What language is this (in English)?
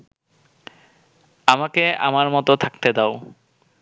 Bangla